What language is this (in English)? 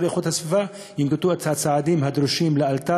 Hebrew